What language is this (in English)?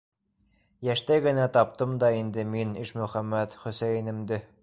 Bashkir